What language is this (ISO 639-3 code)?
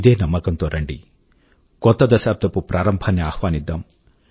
tel